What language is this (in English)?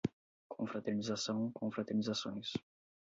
Portuguese